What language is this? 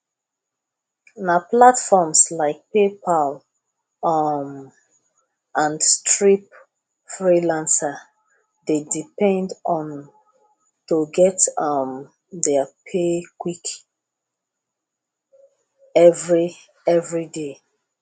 Nigerian Pidgin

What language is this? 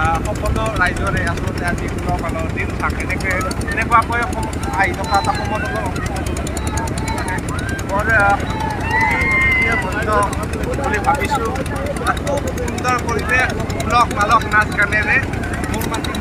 Indonesian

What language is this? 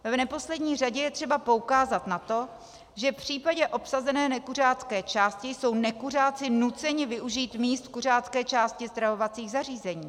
Czech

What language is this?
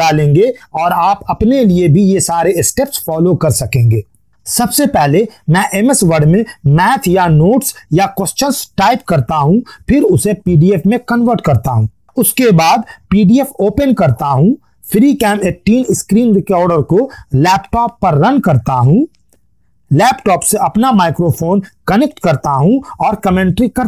Hindi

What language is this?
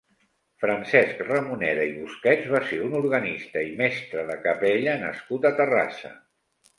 Catalan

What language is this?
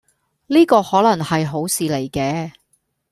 Cantonese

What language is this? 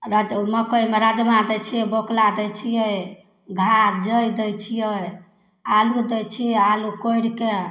Maithili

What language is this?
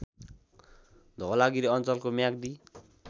Nepali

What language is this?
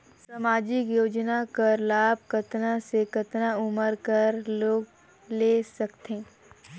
Chhattisgarhi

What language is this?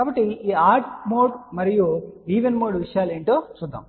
Telugu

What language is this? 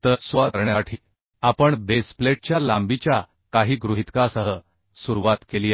Marathi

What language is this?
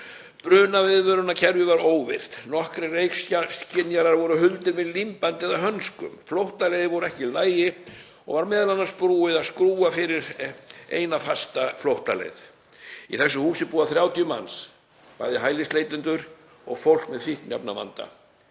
Icelandic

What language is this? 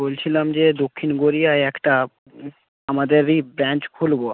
Bangla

